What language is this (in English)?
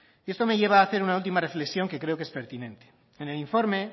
Spanish